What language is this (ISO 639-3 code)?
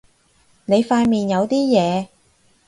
yue